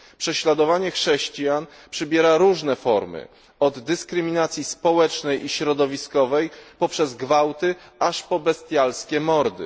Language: Polish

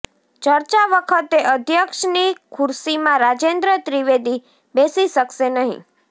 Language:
Gujarati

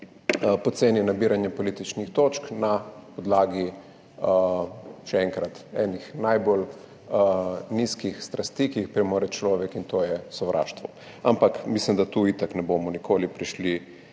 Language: Slovenian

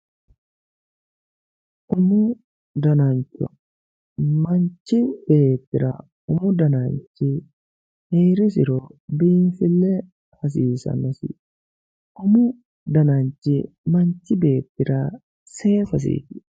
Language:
Sidamo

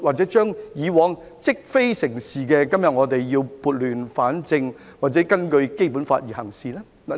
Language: Cantonese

